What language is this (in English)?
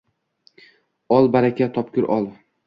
Uzbek